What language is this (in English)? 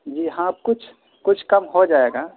Urdu